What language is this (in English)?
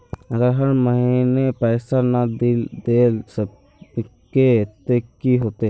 Magahi